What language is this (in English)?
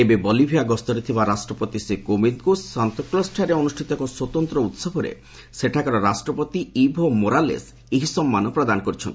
Odia